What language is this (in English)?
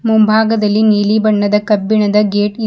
Kannada